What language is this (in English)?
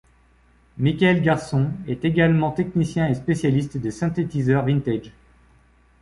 French